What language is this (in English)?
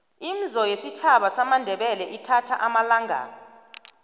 South Ndebele